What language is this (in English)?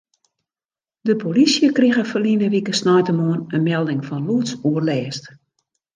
Western Frisian